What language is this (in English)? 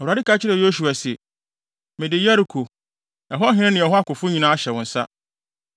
Akan